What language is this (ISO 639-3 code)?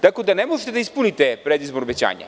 srp